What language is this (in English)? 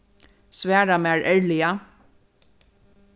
Faroese